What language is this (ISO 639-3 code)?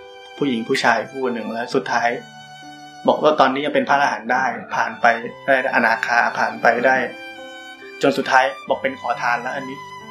tha